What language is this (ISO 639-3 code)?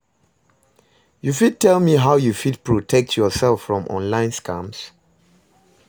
pcm